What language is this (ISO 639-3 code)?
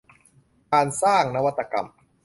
tha